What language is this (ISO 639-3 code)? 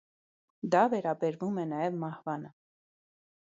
hye